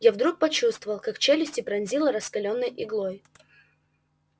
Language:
Russian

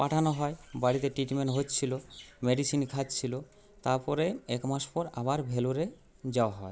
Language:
Bangla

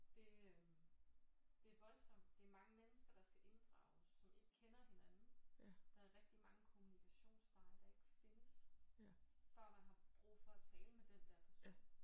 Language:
Danish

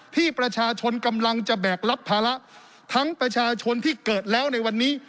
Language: Thai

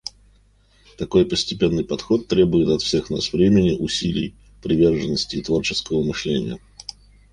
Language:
Russian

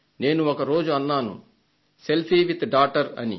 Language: Telugu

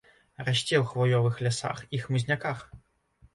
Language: Belarusian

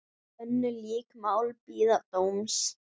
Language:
Icelandic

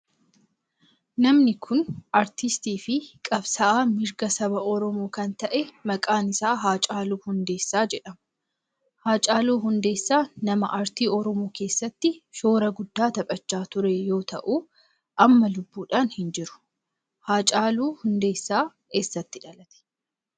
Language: Oromo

